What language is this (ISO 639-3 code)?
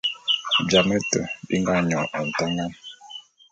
bum